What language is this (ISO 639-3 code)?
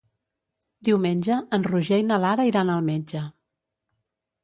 cat